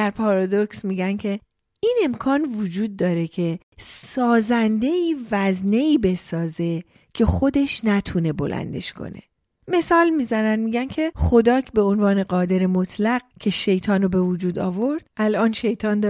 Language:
Persian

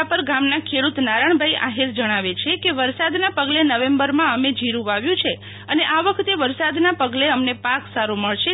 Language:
Gujarati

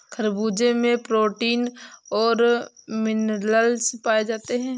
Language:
Hindi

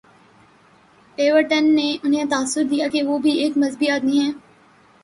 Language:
Urdu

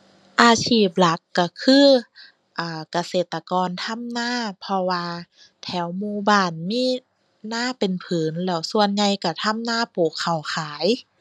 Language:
Thai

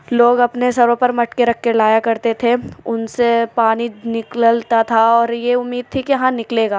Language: Urdu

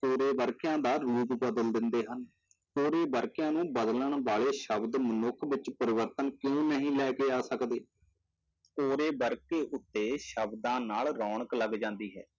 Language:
Punjabi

